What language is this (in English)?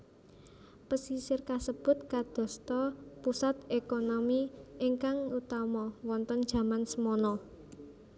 Javanese